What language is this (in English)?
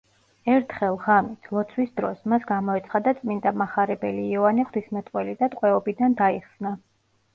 Georgian